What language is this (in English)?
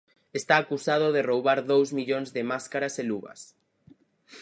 Galician